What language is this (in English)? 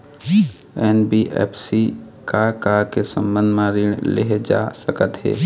Chhattisgarhi